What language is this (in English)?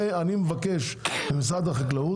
Hebrew